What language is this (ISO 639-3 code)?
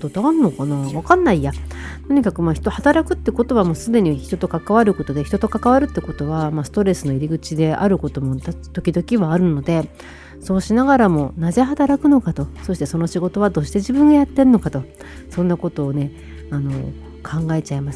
jpn